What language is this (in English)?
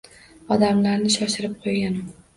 Uzbek